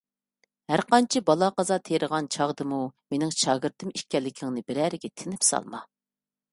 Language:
Uyghur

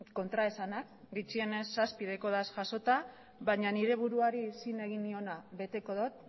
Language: Basque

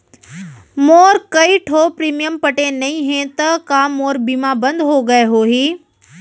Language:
Chhattisgarhi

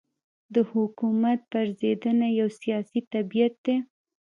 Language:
Pashto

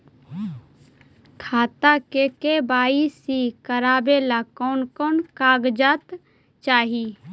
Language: Magahi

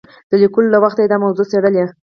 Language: Pashto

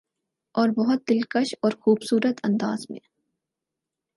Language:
Urdu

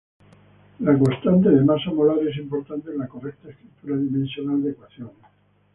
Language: Spanish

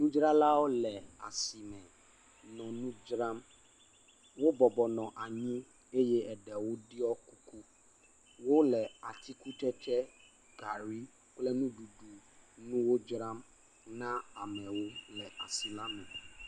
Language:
Ewe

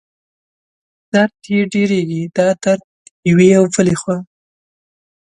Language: Pashto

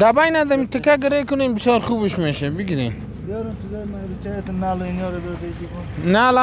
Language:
Persian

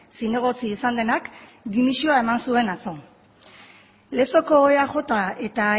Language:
Basque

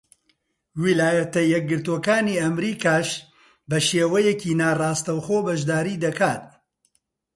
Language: Central Kurdish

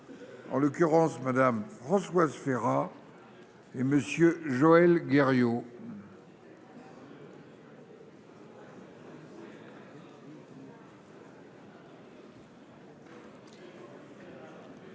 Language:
French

